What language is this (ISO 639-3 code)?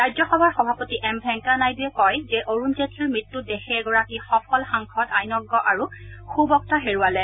asm